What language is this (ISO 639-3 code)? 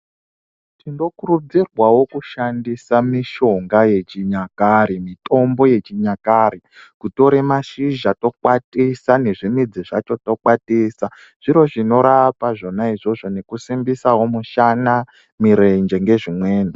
ndc